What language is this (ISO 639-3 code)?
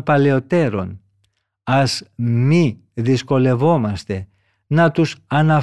ell